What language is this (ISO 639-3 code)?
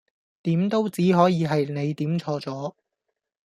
yue